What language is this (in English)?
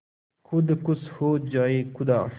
Hindi